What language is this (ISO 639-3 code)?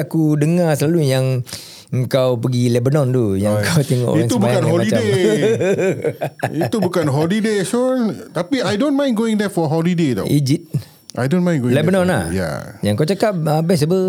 msa